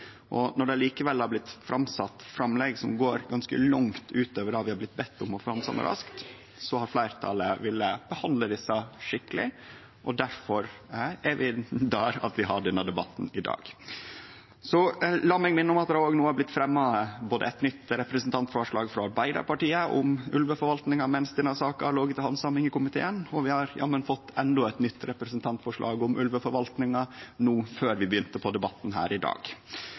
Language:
Norwegian Nynorsk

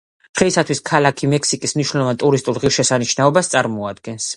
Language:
Georgian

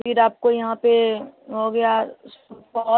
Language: Hindi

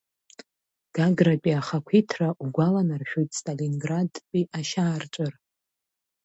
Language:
Abkhazian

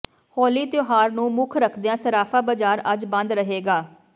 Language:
Punjabi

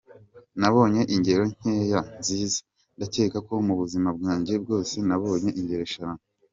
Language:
Kinyarwanda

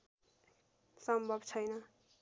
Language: Nepali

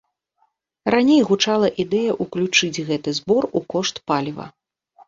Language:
Belarusian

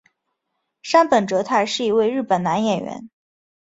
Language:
Chinese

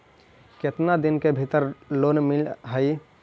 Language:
Magahi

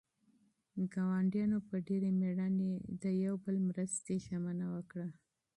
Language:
Pashto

